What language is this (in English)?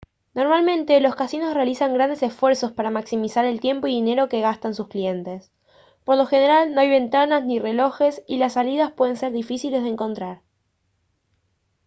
Spanish